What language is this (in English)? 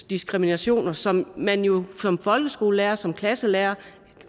Danish